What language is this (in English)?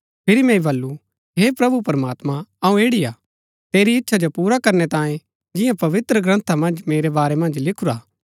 Gaddi